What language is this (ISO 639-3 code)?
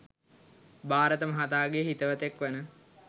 sin